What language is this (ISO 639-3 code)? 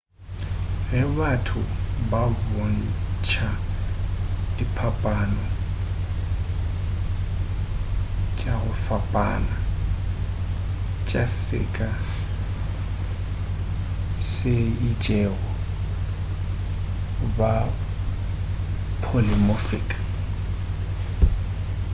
nso